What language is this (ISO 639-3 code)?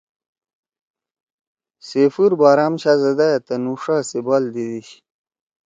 trw